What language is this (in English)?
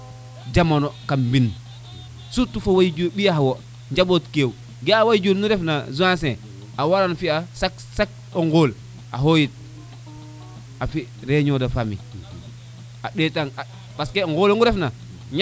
Serer